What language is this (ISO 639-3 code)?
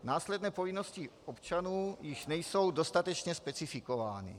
ces